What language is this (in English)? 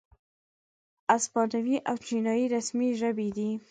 Pashto